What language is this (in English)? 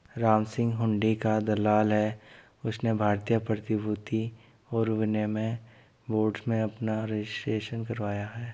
Hindi